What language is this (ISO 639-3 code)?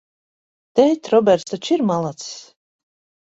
lav